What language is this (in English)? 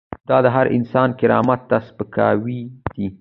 Pashto